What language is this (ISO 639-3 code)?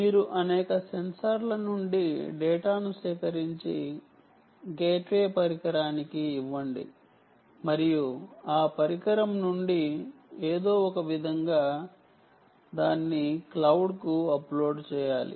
tel